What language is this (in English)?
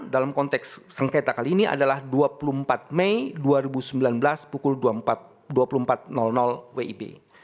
Indonesian